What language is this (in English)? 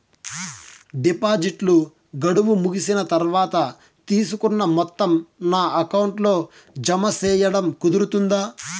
Telugu